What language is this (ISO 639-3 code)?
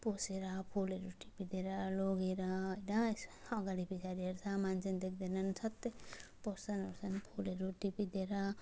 nep